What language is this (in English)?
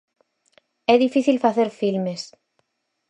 Galician